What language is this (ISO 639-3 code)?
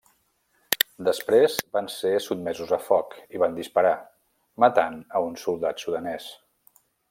cat